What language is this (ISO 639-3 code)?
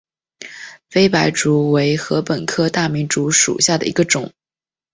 zho